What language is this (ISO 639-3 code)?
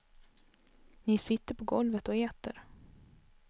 swe